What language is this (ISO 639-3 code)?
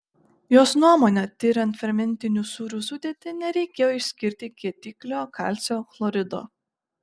lit